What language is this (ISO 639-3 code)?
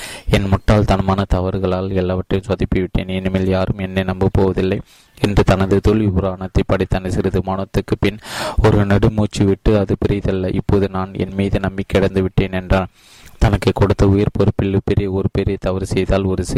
tam